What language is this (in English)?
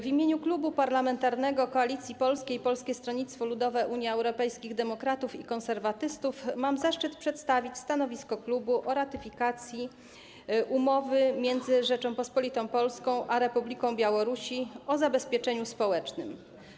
Polish